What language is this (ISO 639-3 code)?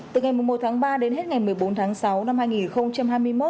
vie